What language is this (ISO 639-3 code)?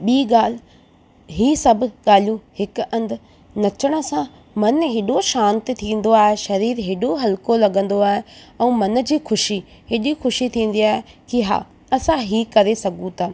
snd